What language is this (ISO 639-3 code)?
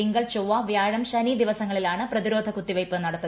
mal